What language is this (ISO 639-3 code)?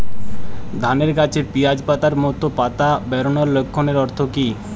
ben